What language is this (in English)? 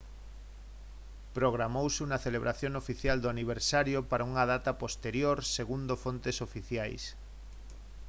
Galician